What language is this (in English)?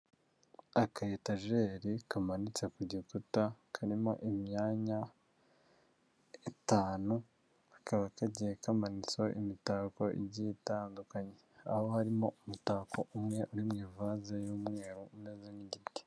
Kinyarwanda